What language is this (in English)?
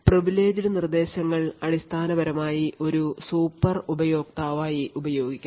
Malayalam